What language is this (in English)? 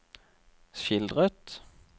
Norwegian